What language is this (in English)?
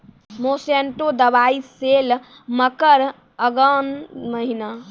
Maithili